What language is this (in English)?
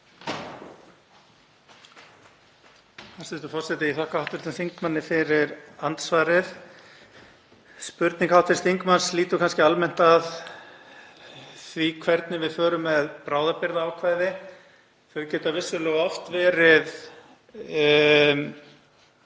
Icelandic